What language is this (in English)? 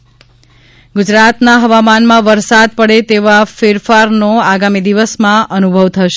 Gujarati